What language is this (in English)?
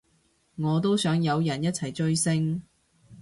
Cantonese